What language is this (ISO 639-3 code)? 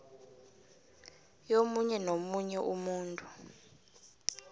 nbl